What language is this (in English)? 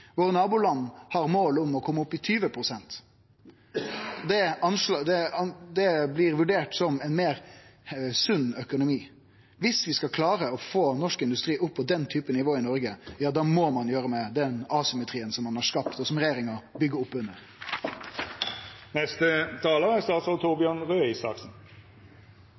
Norwegian